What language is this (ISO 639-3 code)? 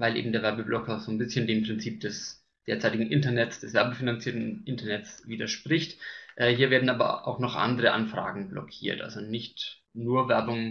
deu